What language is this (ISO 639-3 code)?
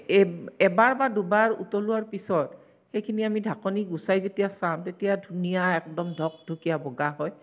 asm